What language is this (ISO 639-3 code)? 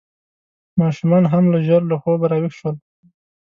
pus